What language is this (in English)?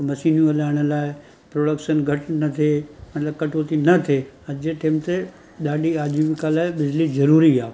Sindhi